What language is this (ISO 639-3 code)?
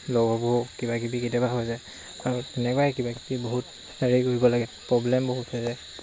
asm